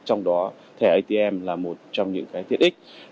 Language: Vietnamese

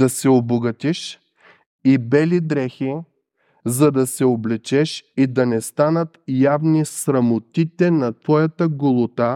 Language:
Bulgarian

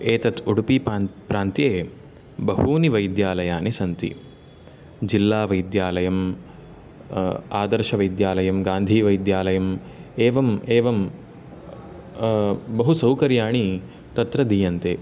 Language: Sanskrit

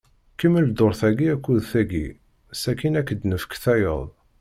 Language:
Kabyle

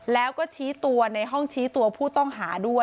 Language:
Thai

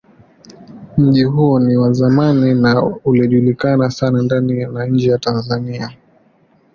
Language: Swahili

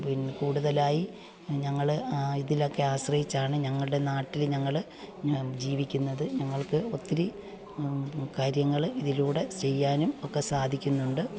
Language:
Malayalam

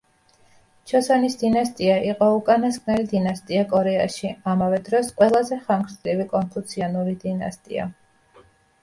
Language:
Georgian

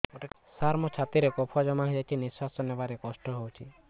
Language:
Odia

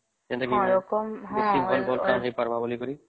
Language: Odia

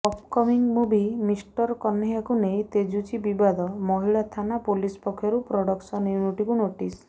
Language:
Odia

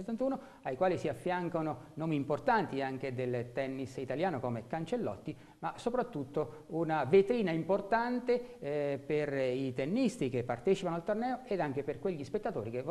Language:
Italian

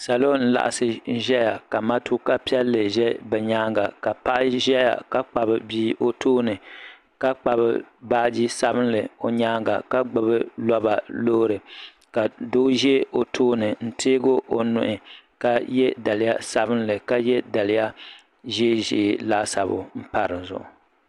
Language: Dagbani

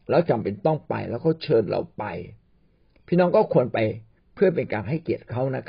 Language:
Thai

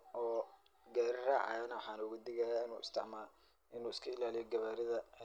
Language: Somali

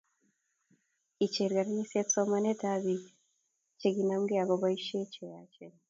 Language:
Kalenjin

